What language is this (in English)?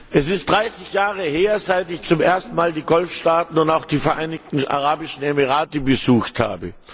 German